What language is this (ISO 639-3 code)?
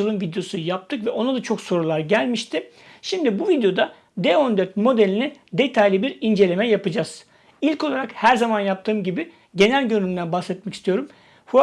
tur